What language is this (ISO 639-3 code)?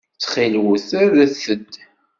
kab